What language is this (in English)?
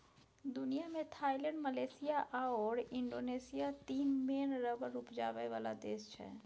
Maithili